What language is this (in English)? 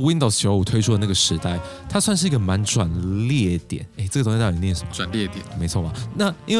Chinese